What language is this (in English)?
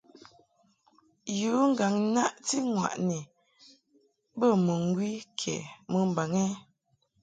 Mungaka